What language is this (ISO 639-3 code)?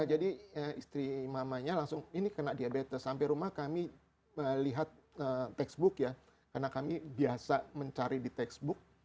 ind